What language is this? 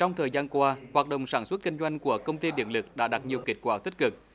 Vietnamese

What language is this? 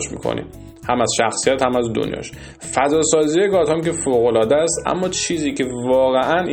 Persian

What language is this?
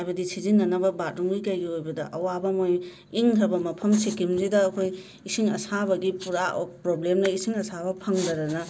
Manipuri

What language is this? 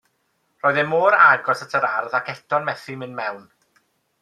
Welsh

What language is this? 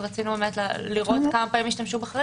Hebrew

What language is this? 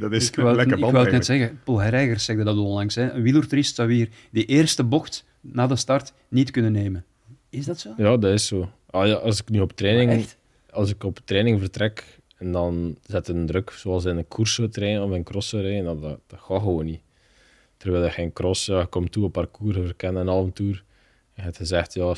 Dutch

